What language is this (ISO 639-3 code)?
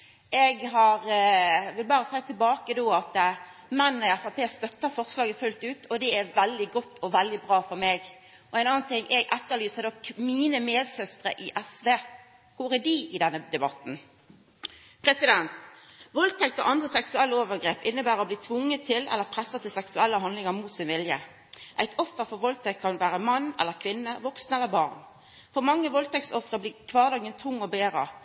nno